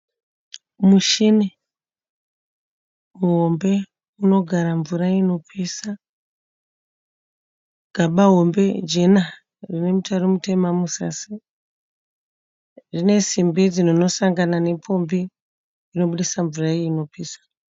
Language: Shona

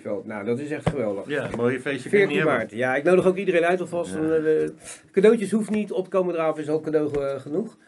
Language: Dutch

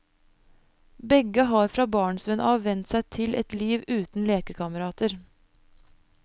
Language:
Norwegian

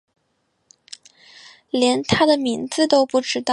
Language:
Chinese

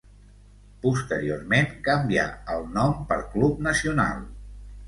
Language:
Catalan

